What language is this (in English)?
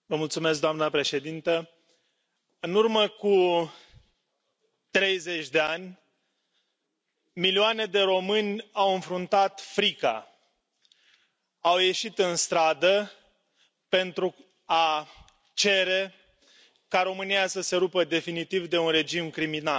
Romanian